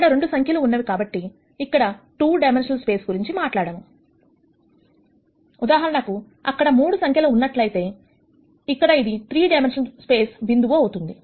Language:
Telugu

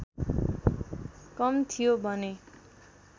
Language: Nepali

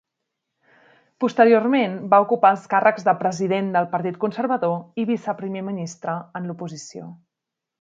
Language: Catalan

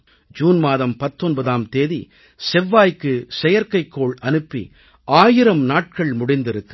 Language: Tamil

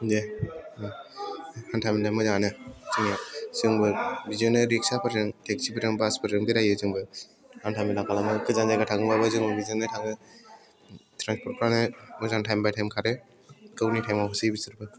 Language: Bodo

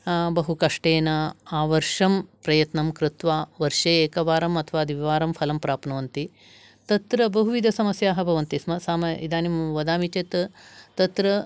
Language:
Sanskrit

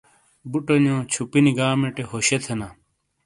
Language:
Shina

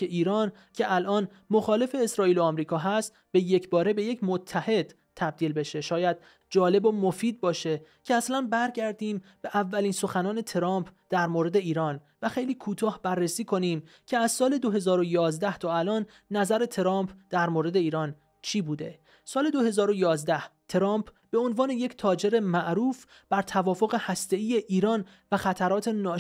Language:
Persian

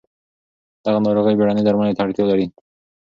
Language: Pashto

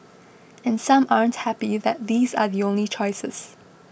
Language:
English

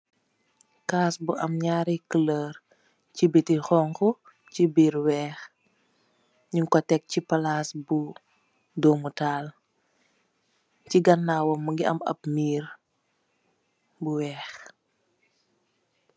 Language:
Wolof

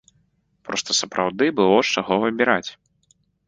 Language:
Belarusian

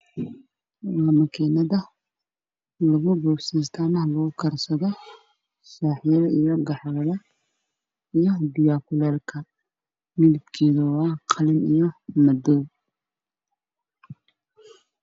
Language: Somali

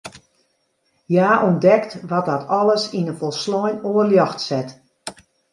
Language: Western Frisian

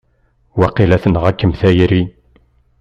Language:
Kabyle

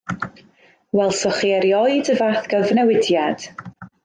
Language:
Welsh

